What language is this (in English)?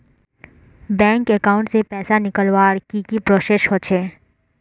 Magahi